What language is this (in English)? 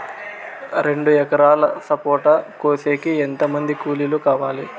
Telugu